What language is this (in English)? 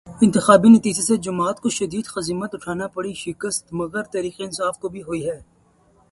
Urdu